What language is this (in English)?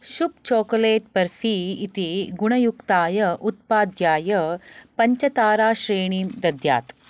Sanskrit